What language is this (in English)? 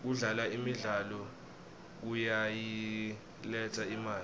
Swati